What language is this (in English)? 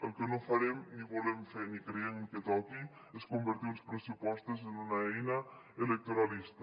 Catalan